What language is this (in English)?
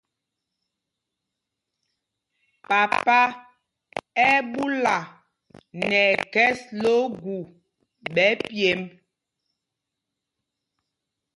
Mpumpong